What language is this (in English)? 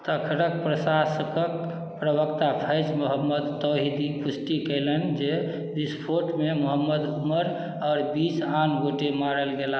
Maithili